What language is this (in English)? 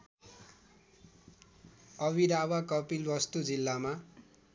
Nepali